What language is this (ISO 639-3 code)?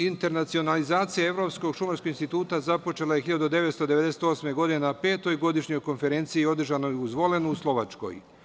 srp